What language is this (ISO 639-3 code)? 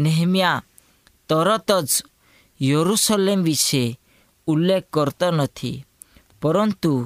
hin